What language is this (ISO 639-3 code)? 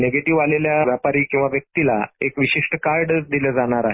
mar